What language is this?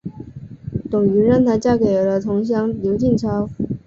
Chinese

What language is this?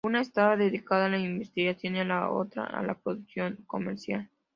Spanish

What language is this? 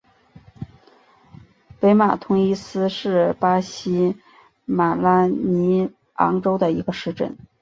Chinese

